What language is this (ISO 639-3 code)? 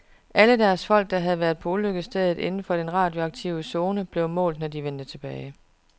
dan